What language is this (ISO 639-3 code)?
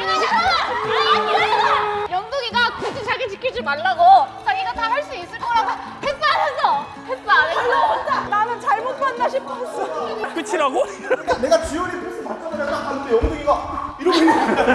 kor